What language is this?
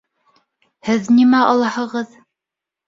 Bashkir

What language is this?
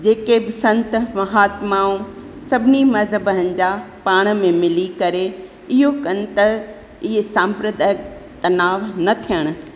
Sindhi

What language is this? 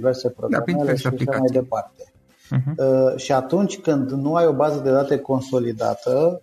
Romanian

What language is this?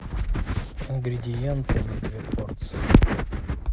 Russian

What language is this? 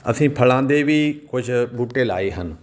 Punjabi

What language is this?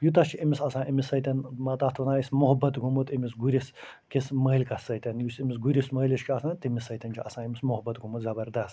Kashmiri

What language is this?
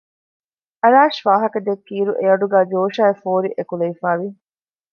Divehi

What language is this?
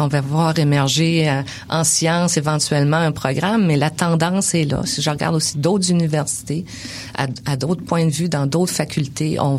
French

